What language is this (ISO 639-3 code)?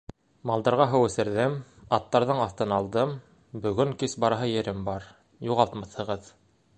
bak